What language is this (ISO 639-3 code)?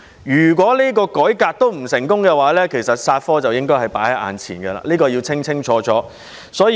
yue